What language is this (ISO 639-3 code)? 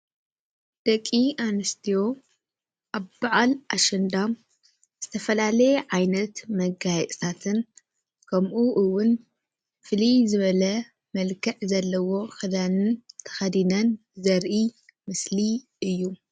tir